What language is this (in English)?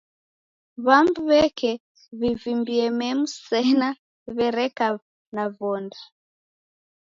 Taita